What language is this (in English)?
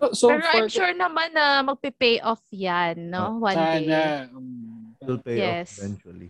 Filipino